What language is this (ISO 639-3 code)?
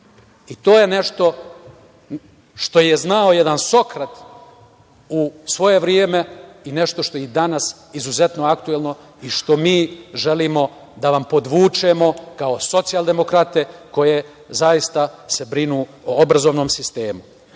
srp